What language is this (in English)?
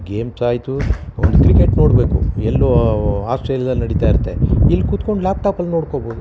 Kannada